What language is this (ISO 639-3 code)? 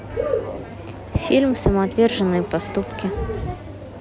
rus